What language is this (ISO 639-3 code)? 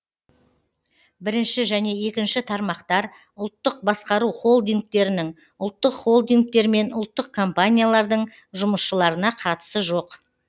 kaz